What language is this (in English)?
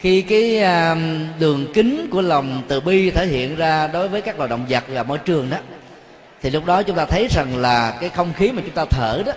Vietnamese